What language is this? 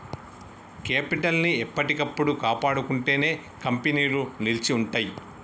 Telugu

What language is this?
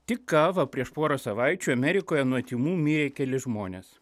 Lithuanian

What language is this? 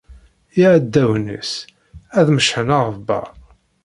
Kabyle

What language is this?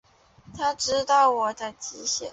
Chinese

